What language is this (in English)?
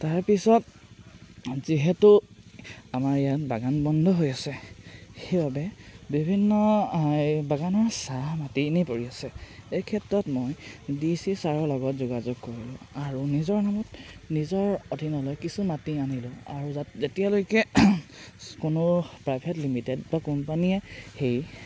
Assamese